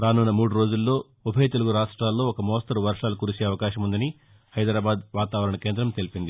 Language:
Telugu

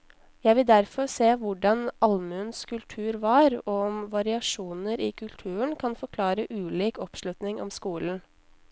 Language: Norwegian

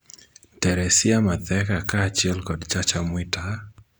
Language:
Luo (Kenya and Tanzania)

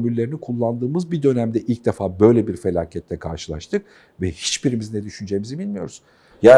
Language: Turkish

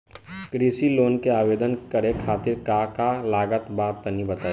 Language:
Bhojpuri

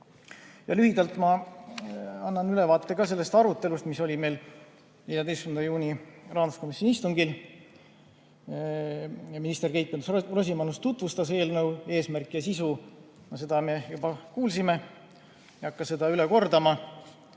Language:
Estonian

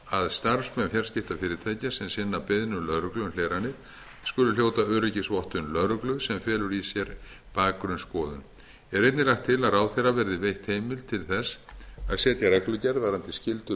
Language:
Icelandic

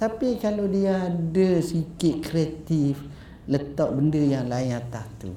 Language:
Malay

